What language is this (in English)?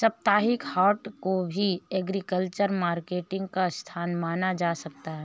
Hindi